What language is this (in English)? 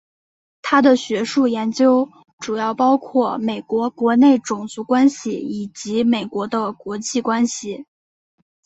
Chinese